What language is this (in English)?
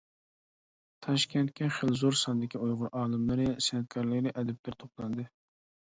Uyghur